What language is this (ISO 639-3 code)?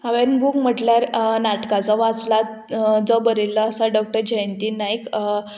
kok